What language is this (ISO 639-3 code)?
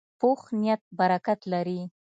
pus